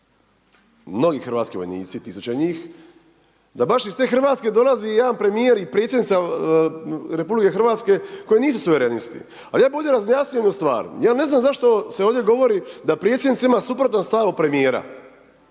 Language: Croatian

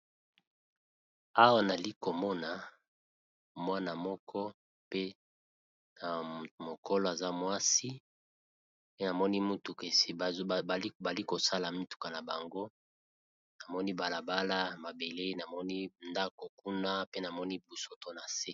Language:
Lingala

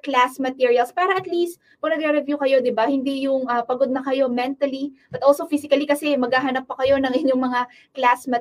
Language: Filipino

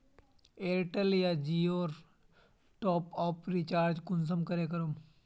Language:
Magahi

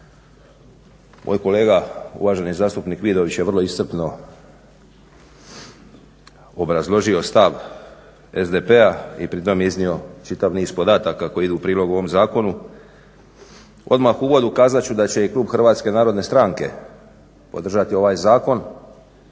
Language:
Croatian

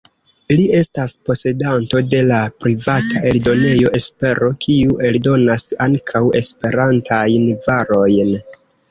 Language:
Esperanto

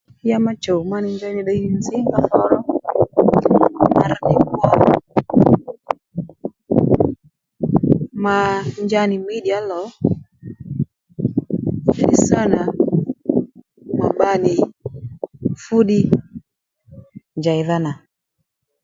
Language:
Lendu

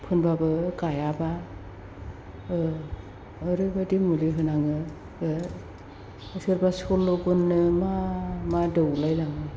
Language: Bodo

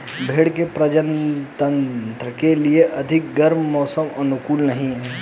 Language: Hindi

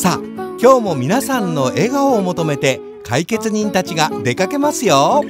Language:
Japanese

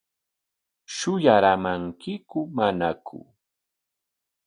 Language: Corongo Ancash Quechua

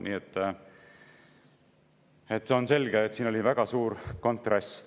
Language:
Estonian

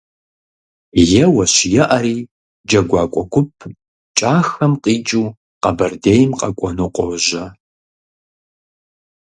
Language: Kabardian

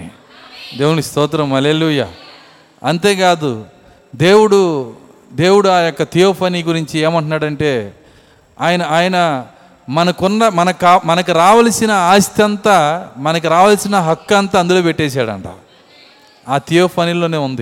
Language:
Telugu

